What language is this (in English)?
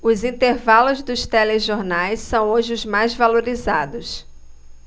Portuguese